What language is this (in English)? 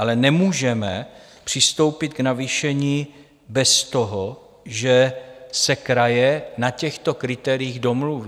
Czech